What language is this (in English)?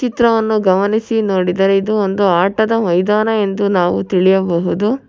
Kannada